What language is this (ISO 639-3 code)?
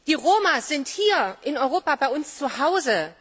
deu